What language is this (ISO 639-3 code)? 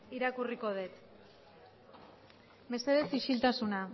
eus